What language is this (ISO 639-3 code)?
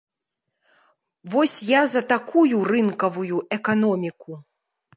bel